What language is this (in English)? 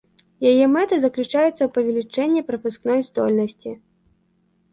Belarusian